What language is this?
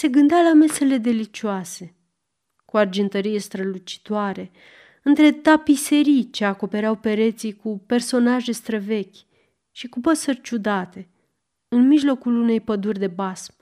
Romanian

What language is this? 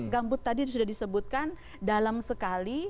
Indonesian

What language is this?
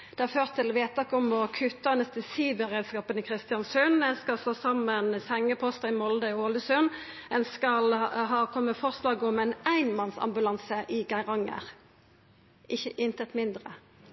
Norwegian Nynorsk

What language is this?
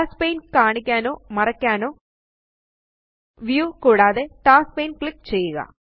Malayalam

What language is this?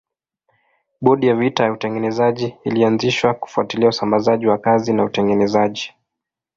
Swahili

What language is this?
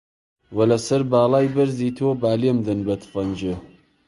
Central Kurdish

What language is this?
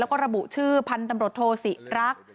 Thai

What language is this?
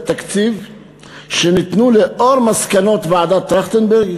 Hebrew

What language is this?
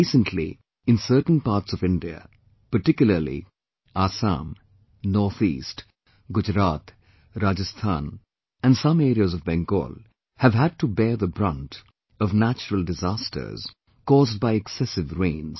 English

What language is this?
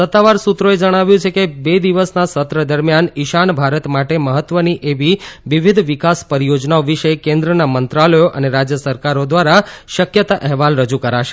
Gujarati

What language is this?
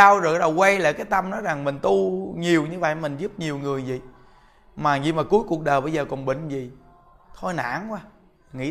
Vietnamese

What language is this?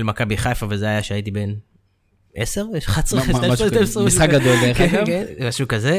Hebrew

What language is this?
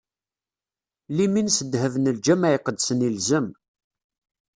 Kabyle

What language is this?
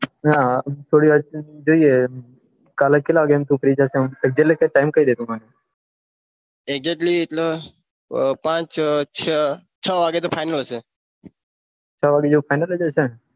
Gujarati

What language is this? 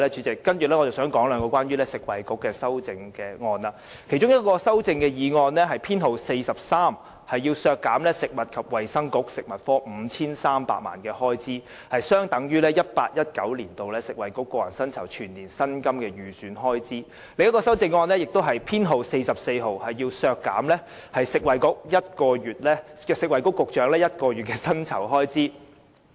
Cantonese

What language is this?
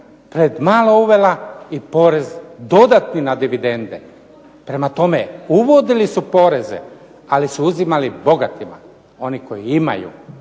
Croatian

